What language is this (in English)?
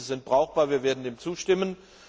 German